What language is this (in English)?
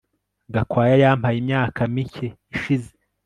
Kinyarwanda